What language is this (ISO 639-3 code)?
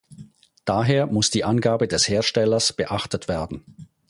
deu